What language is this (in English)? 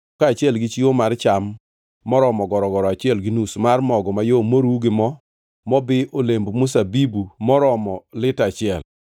Luo (Kenya and Tanzania)